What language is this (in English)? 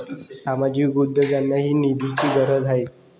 Marathi